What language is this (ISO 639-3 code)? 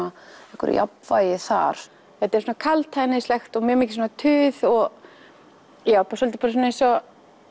isl